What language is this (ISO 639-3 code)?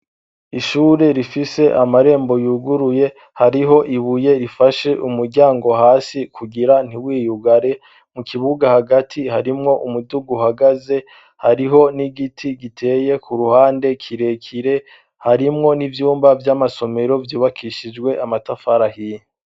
run